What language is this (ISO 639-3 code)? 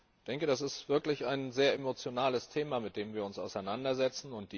deu